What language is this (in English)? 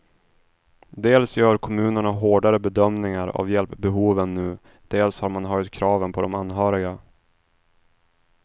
Swedish